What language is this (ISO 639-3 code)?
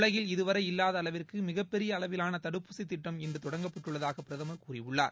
tam